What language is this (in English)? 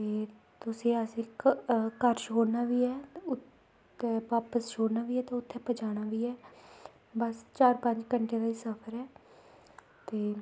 Dogri